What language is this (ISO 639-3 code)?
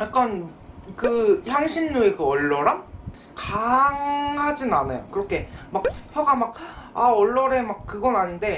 kor